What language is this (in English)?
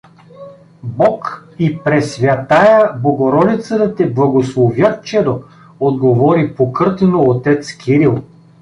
Bulgarian